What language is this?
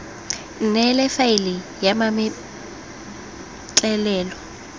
Tswana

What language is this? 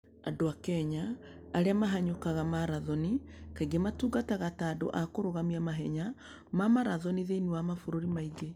Kikuyu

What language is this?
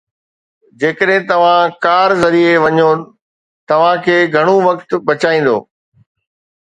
Sindhi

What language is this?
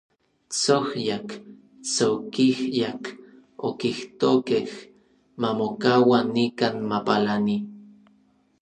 Orizaba Nahuatl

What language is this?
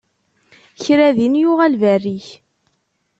Kabyle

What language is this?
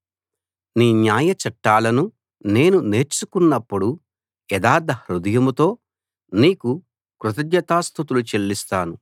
Telugu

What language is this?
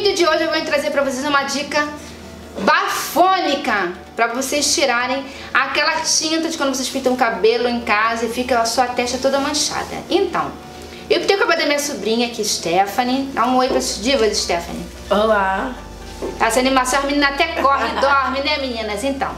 Portuguese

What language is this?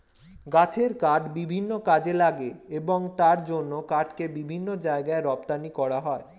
Bangla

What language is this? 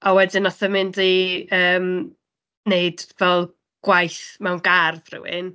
Welsh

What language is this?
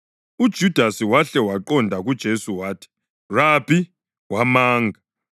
North Ndebele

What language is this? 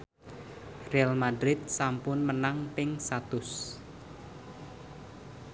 Javanese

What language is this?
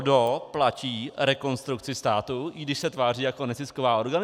Czech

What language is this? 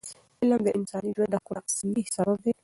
Pashto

